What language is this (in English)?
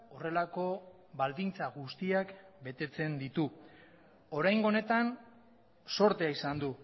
Basque